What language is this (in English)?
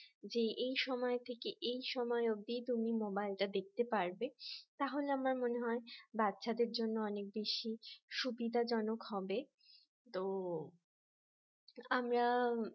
Bangla